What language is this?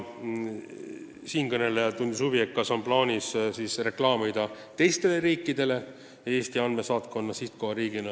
Estonian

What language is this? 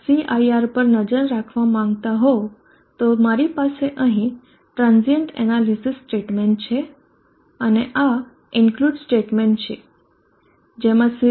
Gujarati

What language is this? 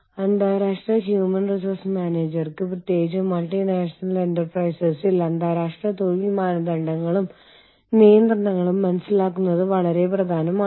Malayalam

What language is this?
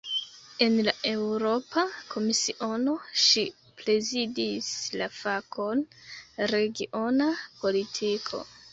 Esperanto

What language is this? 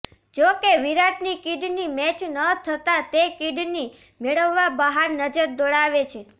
Gujarati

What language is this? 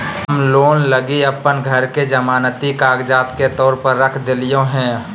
Magahi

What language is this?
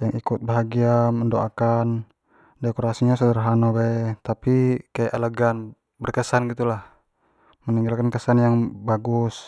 Jambi Malay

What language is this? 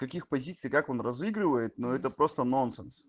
Russian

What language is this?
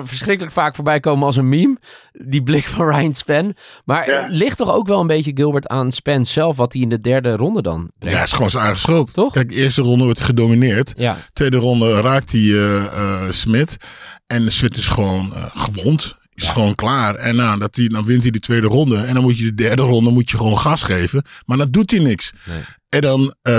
Dutch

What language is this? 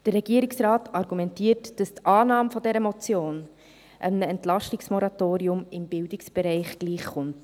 Swiss German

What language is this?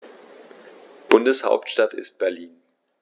German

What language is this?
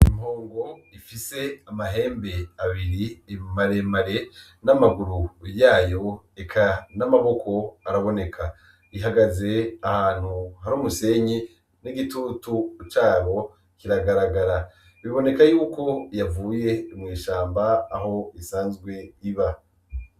Rundi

